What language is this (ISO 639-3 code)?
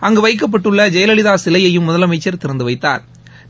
tam